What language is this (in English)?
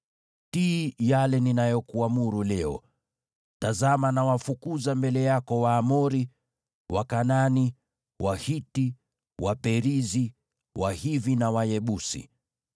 Swahili